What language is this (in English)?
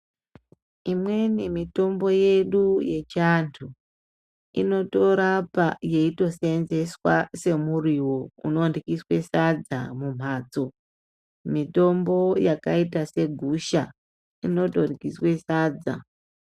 Ndau